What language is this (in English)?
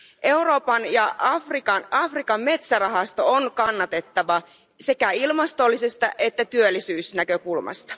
Finnish